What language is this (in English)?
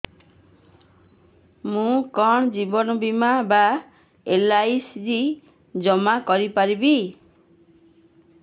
Odia